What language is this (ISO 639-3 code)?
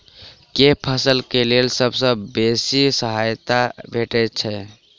mai